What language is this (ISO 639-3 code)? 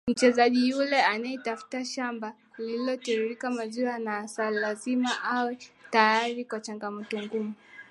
swa